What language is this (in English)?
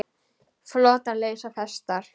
Icelandic